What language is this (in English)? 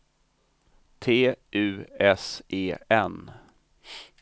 Swedish